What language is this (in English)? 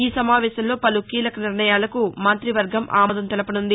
Telugu